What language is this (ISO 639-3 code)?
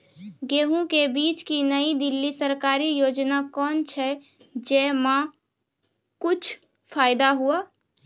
mai